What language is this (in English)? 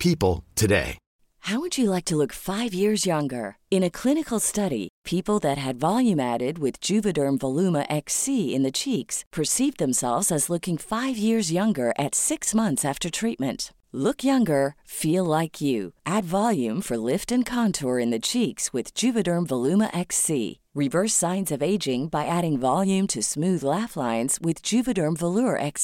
Filipino